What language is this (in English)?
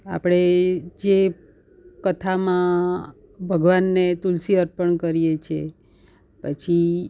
Gujarati